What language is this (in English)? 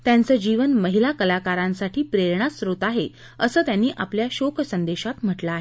Marathi